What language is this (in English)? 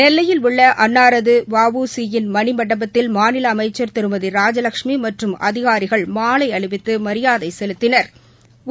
Tamil